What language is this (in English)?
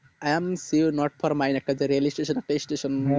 Bangla